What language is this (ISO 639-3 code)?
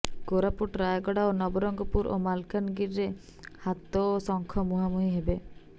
ori